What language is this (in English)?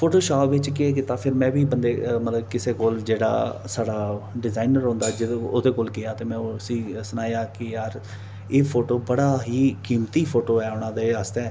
Dogri